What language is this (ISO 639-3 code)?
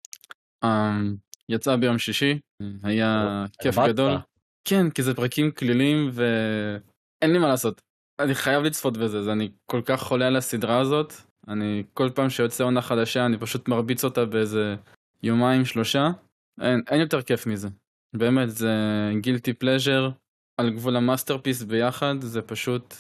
heb